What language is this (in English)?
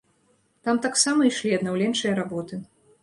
Belarusian